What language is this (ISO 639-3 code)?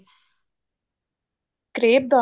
pan